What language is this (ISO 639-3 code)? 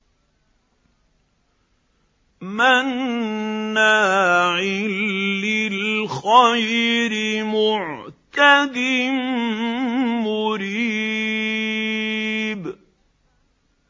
ara